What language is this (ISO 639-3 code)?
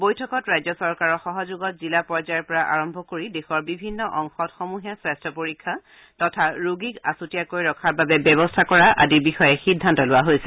asm